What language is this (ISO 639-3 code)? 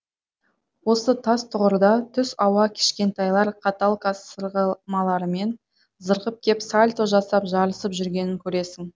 kaz